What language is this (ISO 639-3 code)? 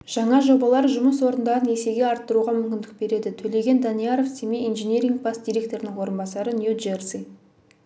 kaz